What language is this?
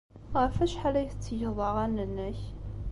Kabyle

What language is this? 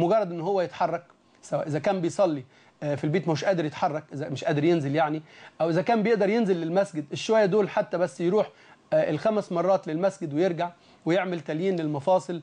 Arabic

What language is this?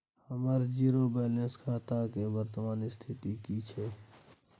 Maithili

